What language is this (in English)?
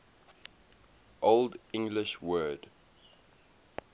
English